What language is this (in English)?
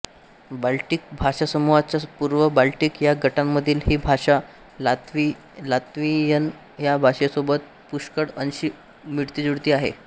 Marathi